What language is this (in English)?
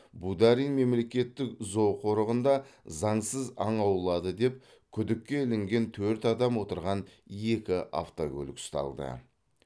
Kazakh